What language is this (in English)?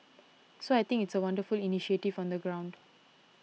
English